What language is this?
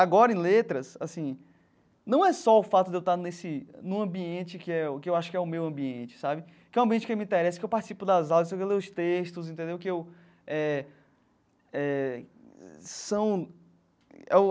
Portuguese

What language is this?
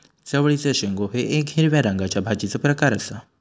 Marathi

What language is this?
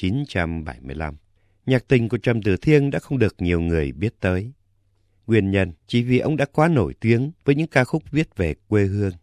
Vietnamese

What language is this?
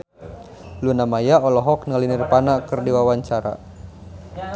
Sundanese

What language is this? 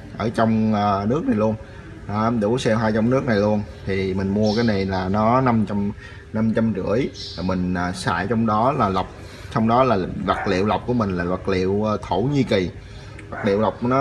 Vietnamese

